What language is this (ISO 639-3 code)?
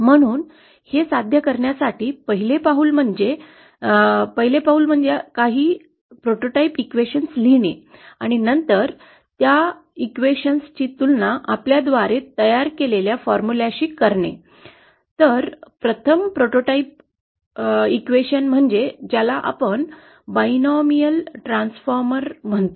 mar